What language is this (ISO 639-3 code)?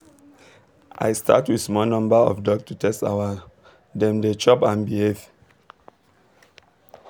pcm